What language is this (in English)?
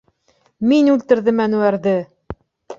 Bashkir